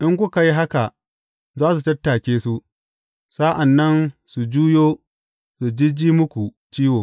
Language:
Hausa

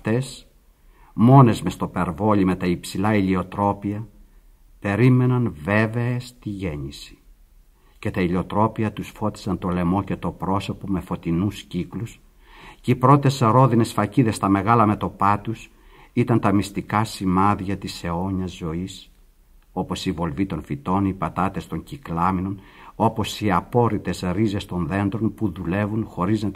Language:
Greek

